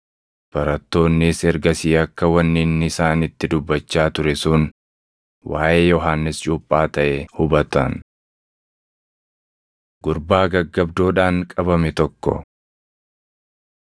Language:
Oromo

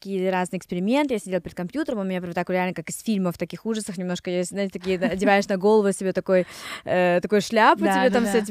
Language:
Russian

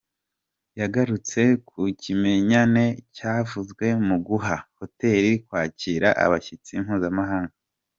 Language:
Kinyarwanda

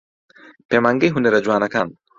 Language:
Central Kurdish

